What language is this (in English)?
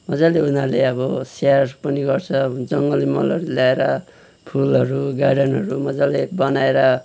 Nepali